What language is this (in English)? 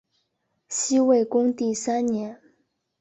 Chinese